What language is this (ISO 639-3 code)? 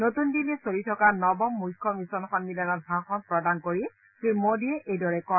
asm